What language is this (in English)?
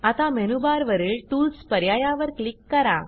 Marathi